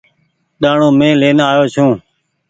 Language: Goaria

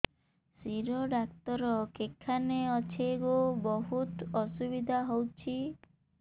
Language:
Odia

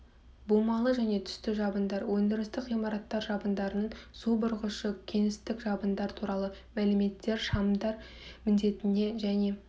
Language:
Kazakh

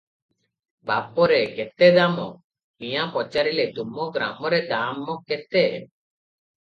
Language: Odia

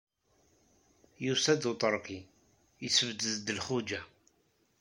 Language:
Kabyle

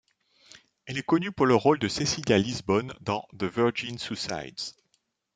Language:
French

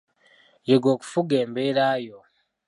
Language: Ganda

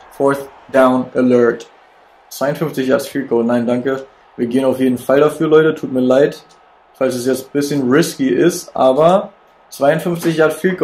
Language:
German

